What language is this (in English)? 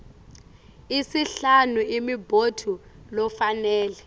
Swati